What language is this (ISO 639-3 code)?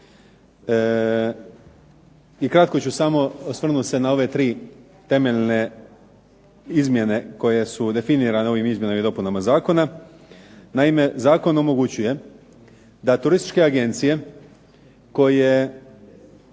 hrv